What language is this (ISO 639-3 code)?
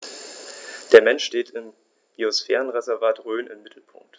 deu